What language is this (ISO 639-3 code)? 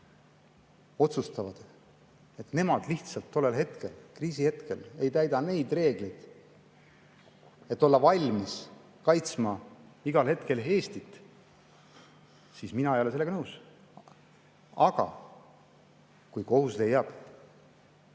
est